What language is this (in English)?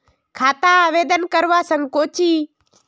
Magahi